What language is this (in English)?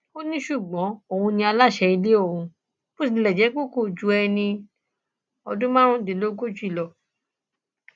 Yoruba